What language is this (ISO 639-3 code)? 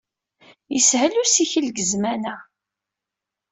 kab